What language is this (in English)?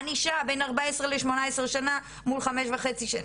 Hebrew